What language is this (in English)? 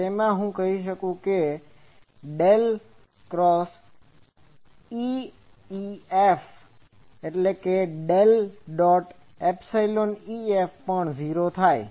Gujarati